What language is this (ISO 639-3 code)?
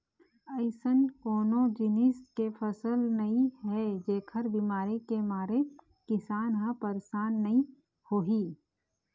hne